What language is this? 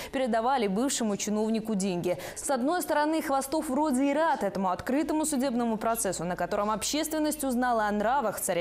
Russian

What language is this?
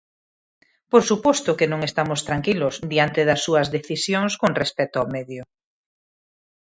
Galician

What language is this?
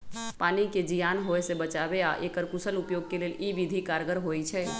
Magahi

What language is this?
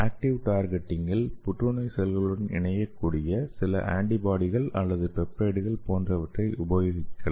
Tamil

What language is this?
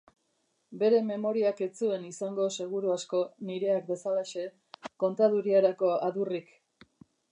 Basque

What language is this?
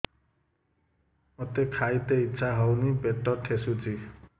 Odia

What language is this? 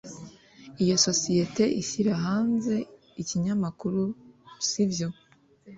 Kinyarwanda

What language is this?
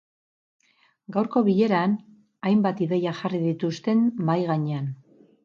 Basque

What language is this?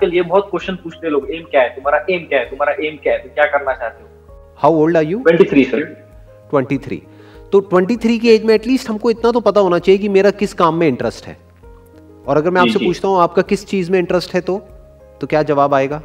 Hindi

